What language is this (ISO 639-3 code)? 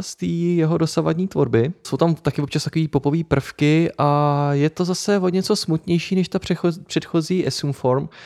ces